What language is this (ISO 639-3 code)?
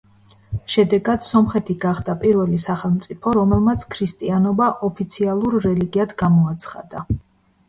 kat